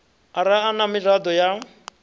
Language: Venda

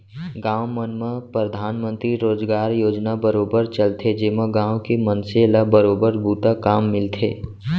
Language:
Chhattisgarhi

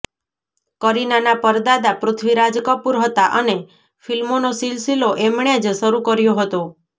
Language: Gujarati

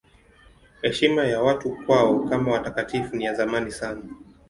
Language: Swahili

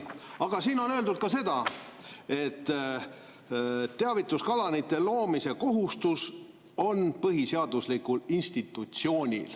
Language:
Estonian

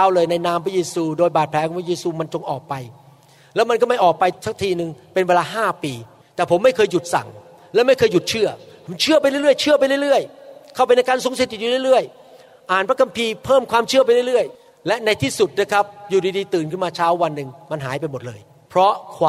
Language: Thai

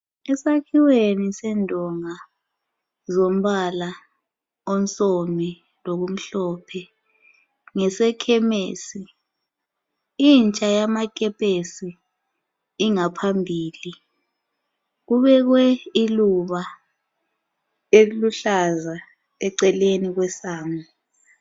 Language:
North Ndebele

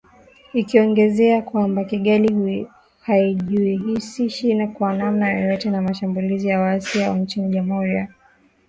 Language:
Swahili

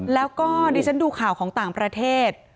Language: Thai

